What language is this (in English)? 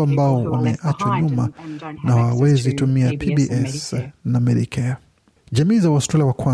Swahili